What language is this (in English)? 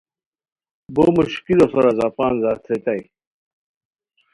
Khowar